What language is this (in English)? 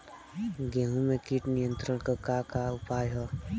Bhojpuri